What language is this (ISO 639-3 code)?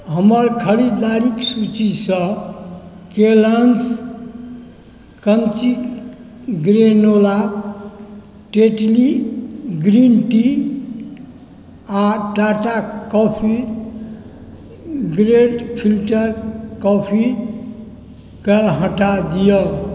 mai